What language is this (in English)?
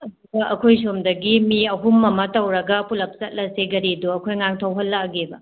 Manipuri